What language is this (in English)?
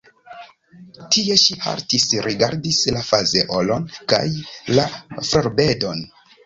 Esperanto